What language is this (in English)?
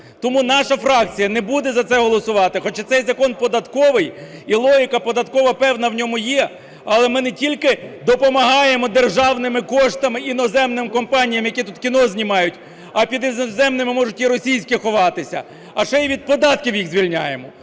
Ukrainian